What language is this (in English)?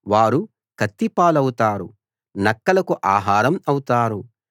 Telugu